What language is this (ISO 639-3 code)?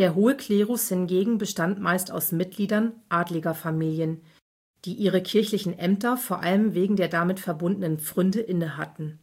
deu